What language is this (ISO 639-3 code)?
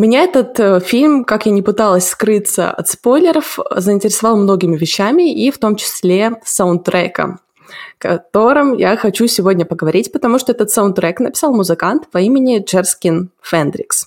rus